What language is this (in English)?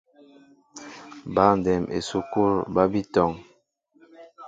Mbo (Cameroon)